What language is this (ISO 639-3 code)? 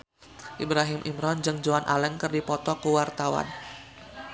sun